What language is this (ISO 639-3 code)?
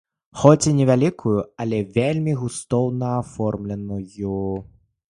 bel